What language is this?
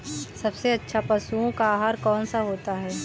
Hindi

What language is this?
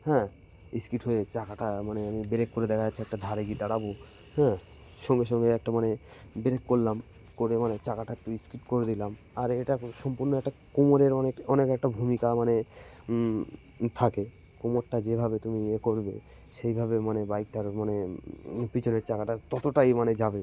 Bangla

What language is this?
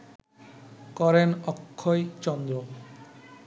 Bangla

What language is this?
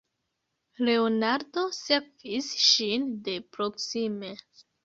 Esperanto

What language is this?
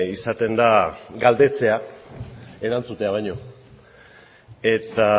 Basque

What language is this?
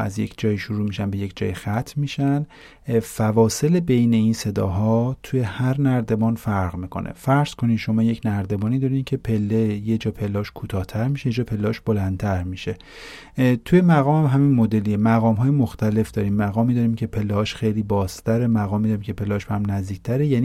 Persian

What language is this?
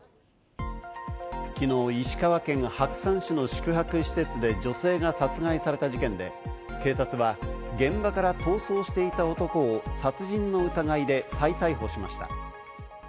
Japanese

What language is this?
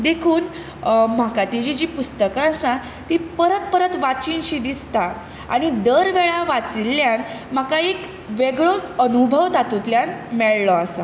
Konkani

